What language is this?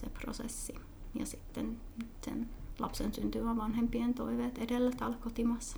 Finnish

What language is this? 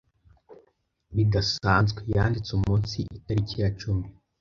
Kinyarwanda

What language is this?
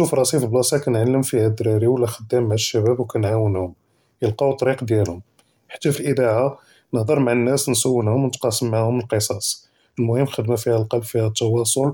Judeo-Arabic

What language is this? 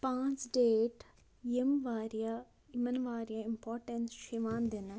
Kashmiri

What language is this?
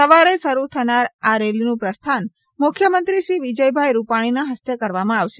Gujarati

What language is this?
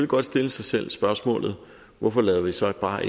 Danish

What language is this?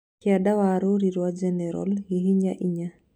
Kikuyu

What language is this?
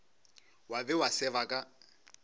Northern Sotho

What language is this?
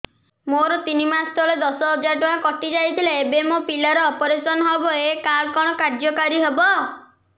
Odia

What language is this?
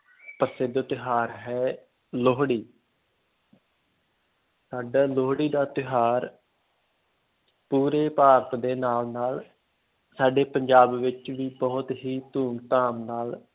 Punjabi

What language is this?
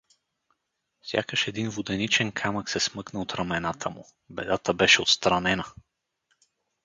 Bulgarian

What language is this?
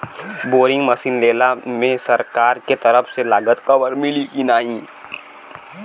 Bhojpuri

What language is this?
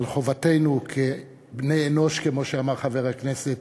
Hebrew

